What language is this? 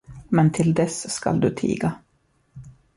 Swedish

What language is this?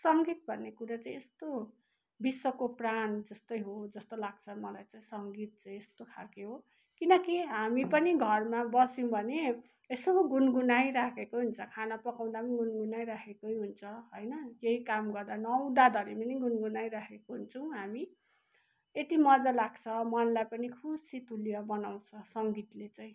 Nepali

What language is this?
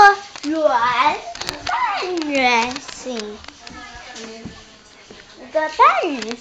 Chinese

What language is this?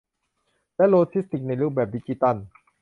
Thai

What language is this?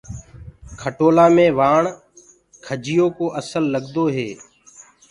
Gurgula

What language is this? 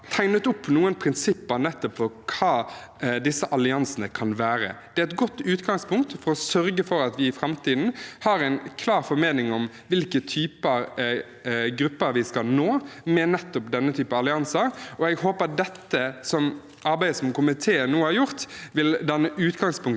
Norwegian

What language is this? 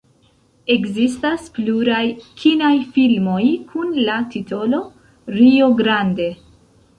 Esperanto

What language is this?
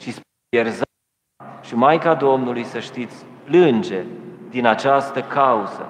Romanian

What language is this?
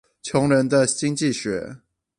Chinese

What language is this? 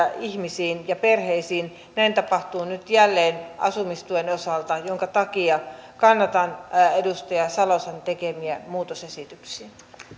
Finnish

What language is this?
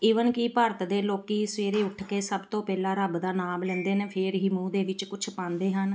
Punjabi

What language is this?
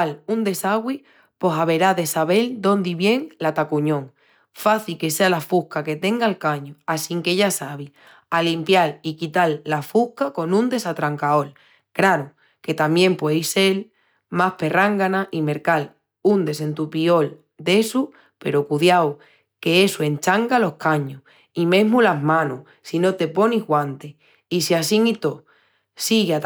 Extremaduran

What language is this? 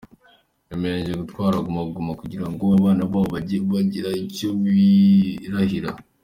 Kinyarwanda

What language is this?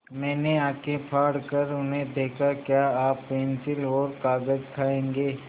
Hindi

